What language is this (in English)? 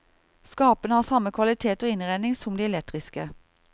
Norwegian